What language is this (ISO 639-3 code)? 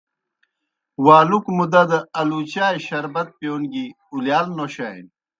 plk